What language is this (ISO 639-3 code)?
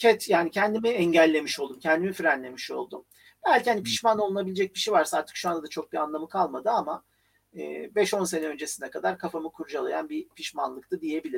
tur